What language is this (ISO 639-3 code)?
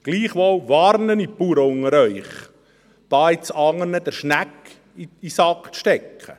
gsw